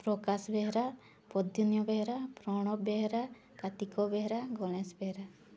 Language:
Odia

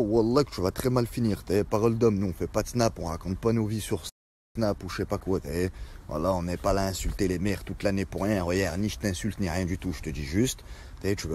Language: French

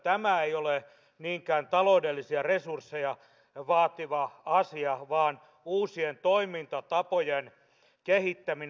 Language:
Finnish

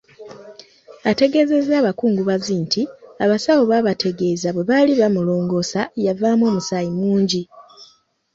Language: Ganda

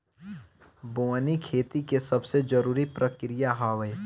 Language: Bhojpuri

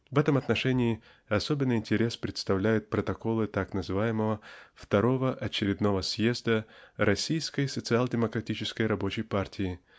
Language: Russian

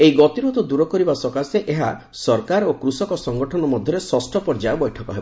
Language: Odia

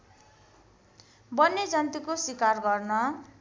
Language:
Nepali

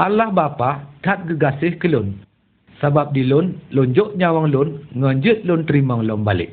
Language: Malay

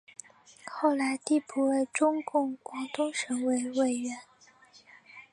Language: Chinese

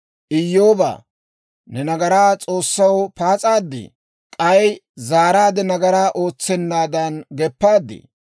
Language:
Dawro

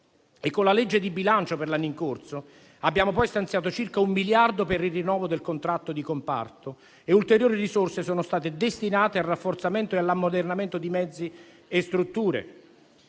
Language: Italian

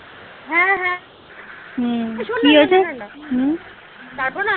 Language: Bangla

